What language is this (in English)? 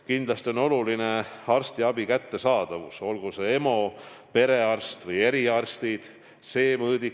Estonian